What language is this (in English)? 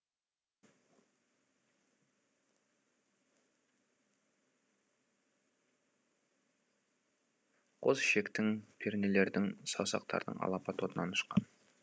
Kazakh